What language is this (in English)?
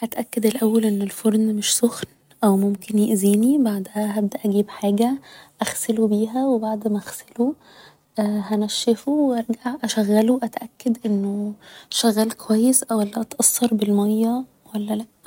Egyptian Arabic